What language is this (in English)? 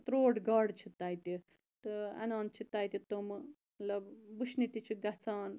Kashmiri